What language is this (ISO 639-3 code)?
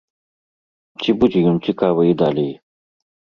bel